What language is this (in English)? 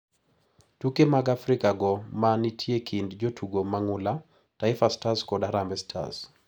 Luo (Kenya and Tanzania)